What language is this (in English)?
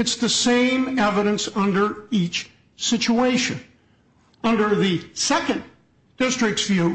English